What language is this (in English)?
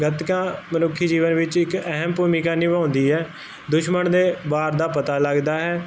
Punjabi